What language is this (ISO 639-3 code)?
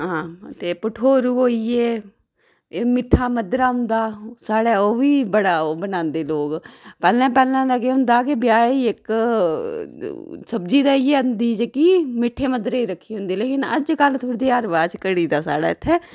doi